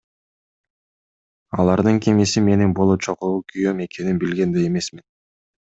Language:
Kyrgyz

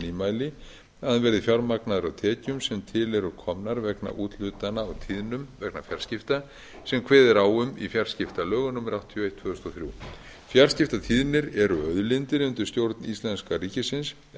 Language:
Icelandic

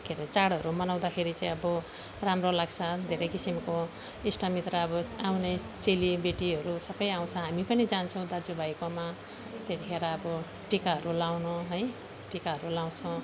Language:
Nepali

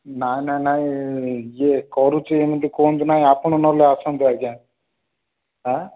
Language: Odia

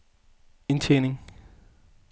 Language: Danish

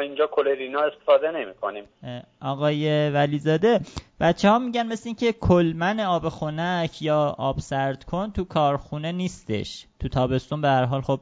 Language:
Persian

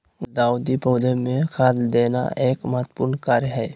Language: Magahi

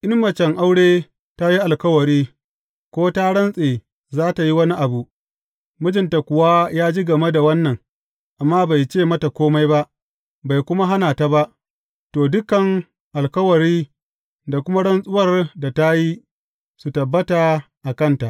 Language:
Hausa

